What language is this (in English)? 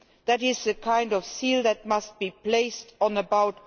English